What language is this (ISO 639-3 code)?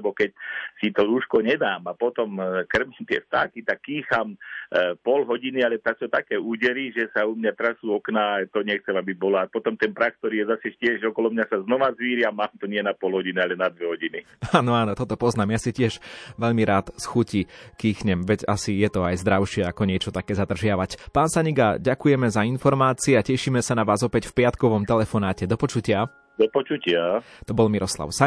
slk